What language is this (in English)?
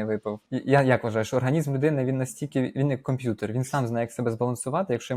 Ukrainian